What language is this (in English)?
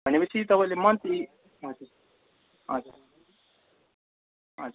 Nepali